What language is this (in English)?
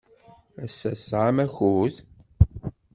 Kabyle